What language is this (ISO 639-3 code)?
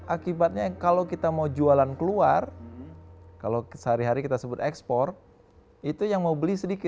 ind